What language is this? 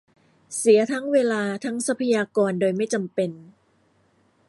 Thai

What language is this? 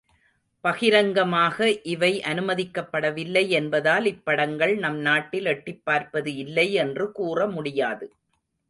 Tamil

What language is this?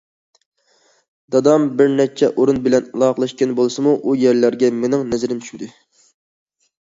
Uyghur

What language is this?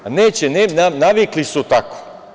Serbian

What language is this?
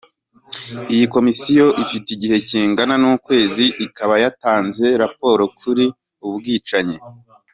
Kinyarwanda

